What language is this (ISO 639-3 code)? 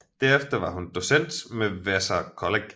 dan